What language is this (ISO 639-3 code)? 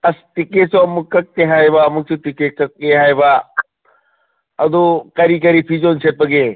mni